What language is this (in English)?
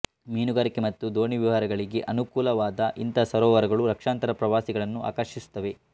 Kannada